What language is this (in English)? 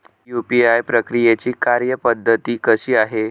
Marathi